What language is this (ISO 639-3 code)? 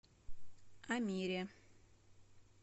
rus